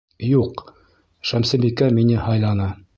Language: Bashkir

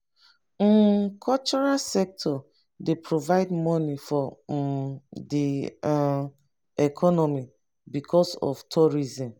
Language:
Nigerian Pidgin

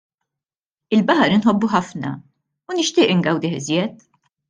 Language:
Maltese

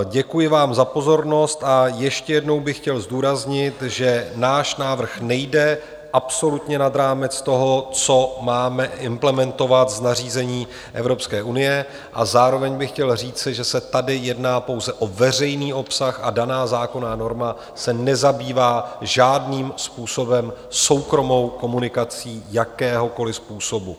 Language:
Czech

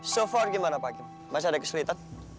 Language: Indonesian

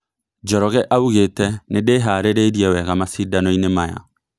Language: Kikuyu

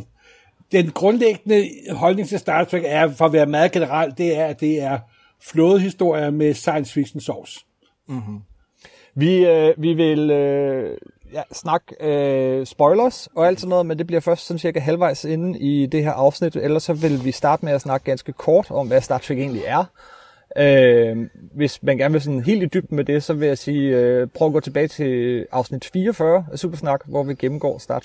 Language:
Danish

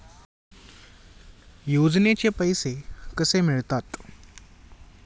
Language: Marathi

